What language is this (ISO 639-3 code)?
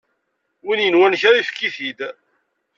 kab